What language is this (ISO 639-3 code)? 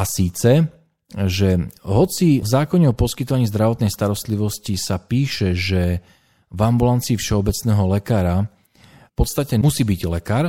slk